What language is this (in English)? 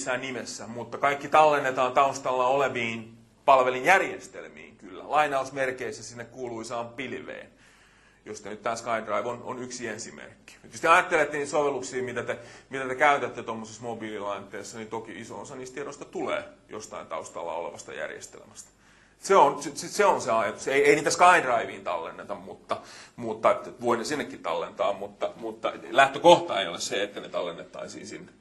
Finnish